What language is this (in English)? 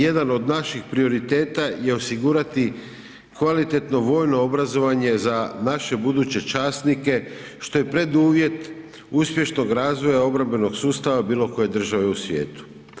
Croatian